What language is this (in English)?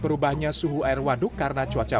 Indonesian